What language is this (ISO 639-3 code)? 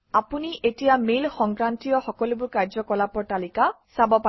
asm